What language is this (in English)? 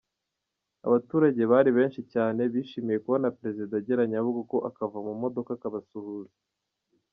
Kinyarwanda